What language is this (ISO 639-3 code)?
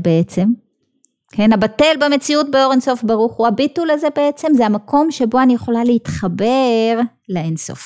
heb